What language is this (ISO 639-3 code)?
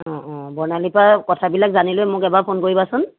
asm